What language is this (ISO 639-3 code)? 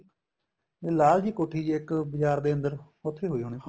pan